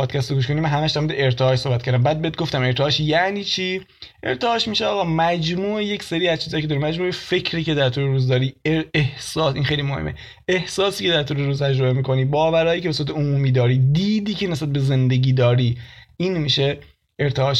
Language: Persian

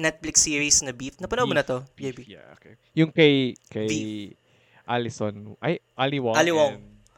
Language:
Filipino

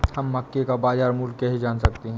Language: Hindi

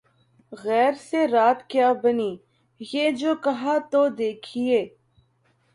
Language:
Urdu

